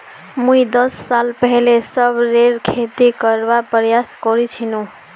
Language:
Magahi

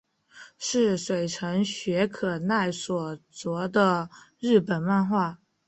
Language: Chinese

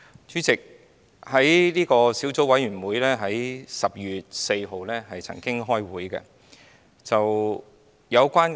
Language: Cantonese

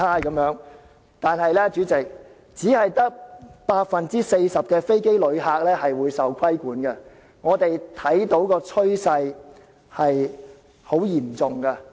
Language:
Cantonese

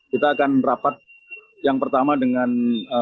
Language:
Indonesian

